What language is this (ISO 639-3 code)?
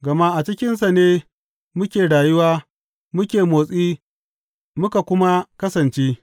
hau